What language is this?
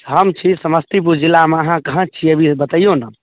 Maithili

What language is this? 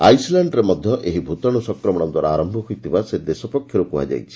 Odia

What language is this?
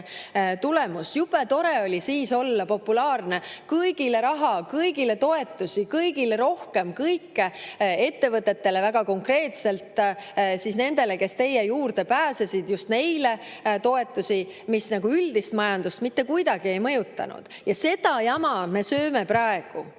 Estonian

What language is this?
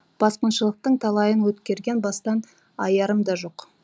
Kazakh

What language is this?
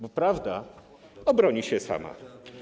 Polish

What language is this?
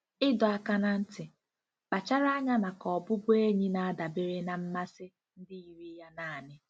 Igbo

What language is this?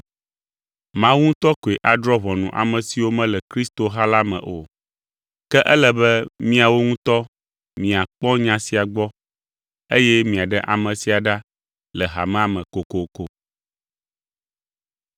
Ewe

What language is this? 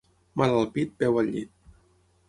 Catalan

